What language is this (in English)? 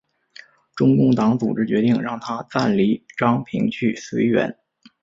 Chinese